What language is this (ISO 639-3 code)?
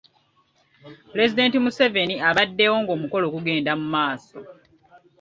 lug